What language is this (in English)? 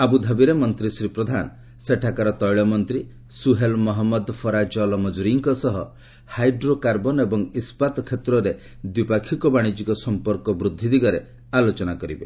Odia